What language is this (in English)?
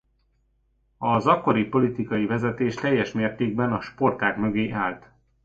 Hungarian